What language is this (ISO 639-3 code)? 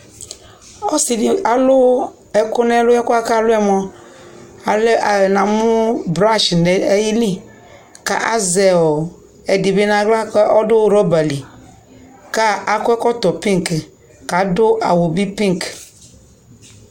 kpo